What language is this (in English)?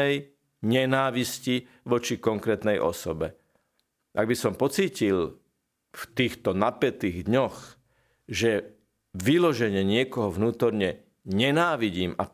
Slovak